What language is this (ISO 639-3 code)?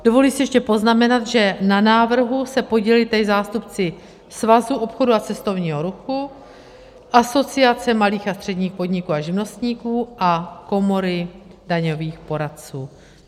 ces